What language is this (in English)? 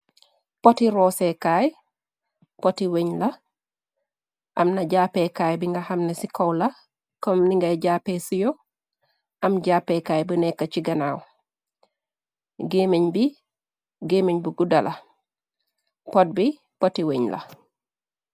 Wolof